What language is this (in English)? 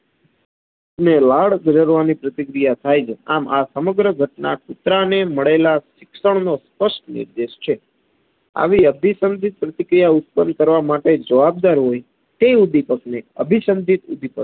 Gujarati